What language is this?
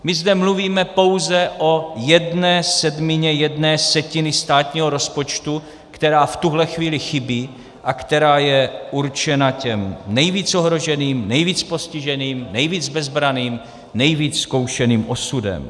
Czech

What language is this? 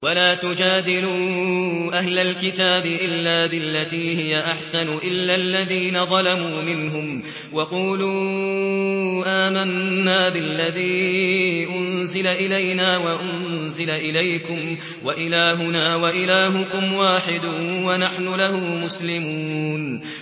Arabic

